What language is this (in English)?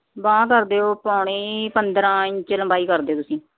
Punjabi